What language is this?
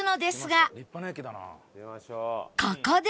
Japanese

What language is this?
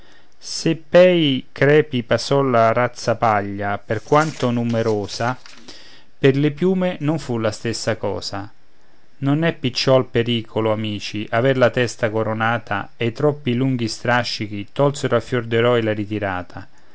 Italian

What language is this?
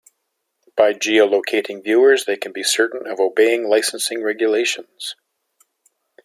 English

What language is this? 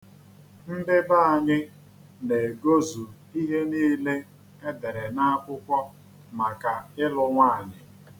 Igbo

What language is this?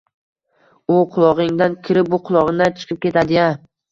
Uzbek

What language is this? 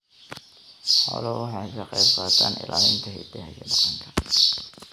Somali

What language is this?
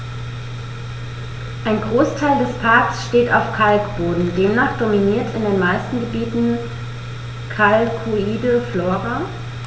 German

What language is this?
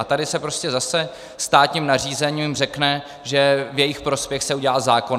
Czech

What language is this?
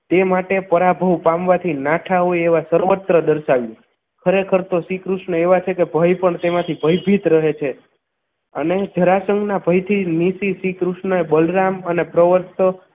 Gujarati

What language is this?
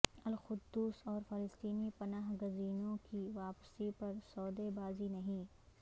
Urdu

